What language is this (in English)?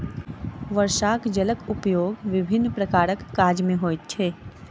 Maithili